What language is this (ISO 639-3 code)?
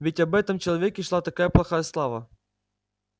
rus